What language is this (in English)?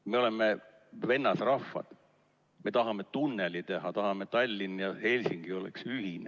Estonian